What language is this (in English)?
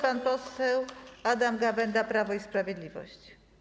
Polish